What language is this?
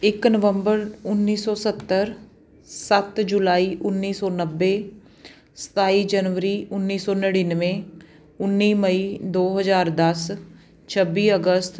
Punjabi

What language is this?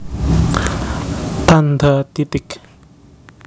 Javanese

